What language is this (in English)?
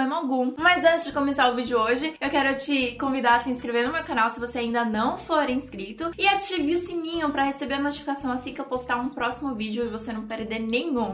Portuguese